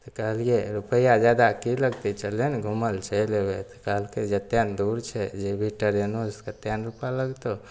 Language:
Maithili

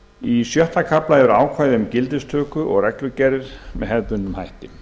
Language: Icelandic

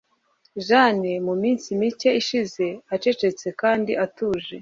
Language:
Kinyarwanda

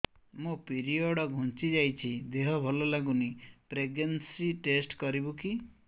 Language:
Odia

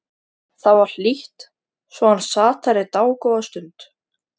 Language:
Icelandic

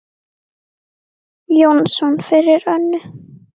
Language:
Icelandic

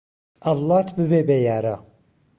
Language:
Central Kurdish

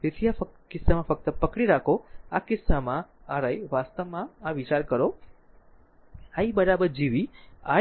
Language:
Gujarati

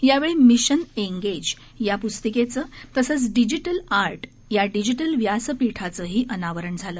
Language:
Marathi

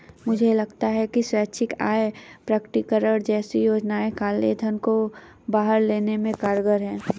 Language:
Hindi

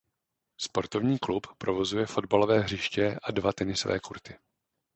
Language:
Czech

